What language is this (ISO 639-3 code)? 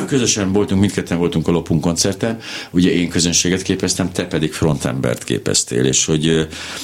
hun